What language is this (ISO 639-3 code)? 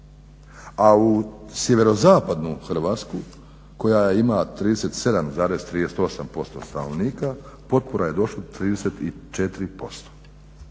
hrv